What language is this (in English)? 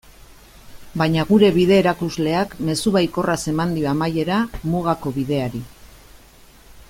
Basque